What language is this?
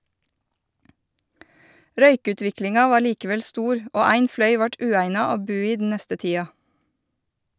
Norwegian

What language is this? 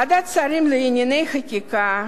Hebrew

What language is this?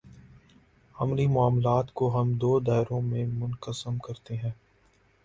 Urdu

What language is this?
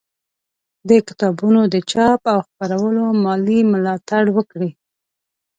Pashto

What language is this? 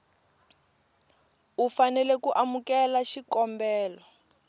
Tsonga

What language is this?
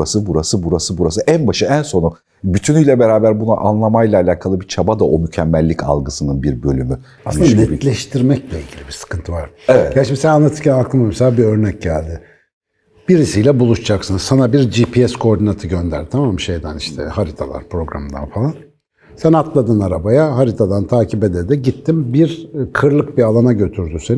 Turkish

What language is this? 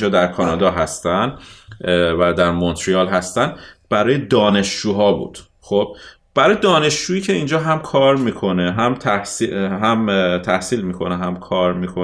Persian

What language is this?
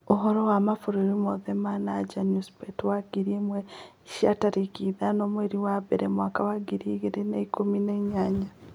Kikuyu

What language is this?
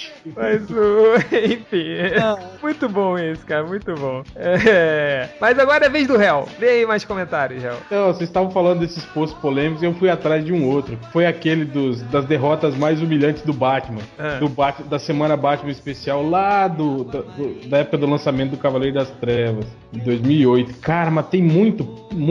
Portuguese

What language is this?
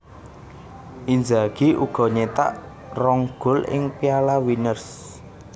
Javanese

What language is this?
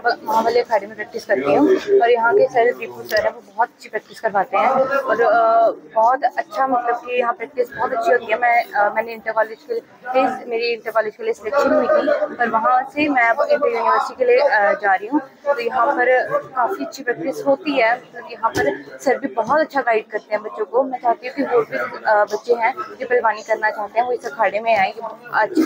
Punjabi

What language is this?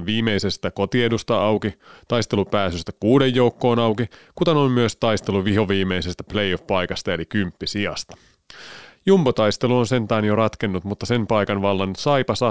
Finnish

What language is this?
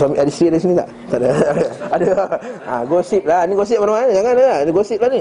Malay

